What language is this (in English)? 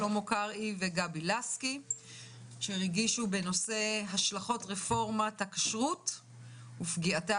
Hebrew